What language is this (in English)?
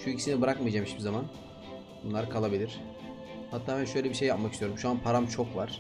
Turkish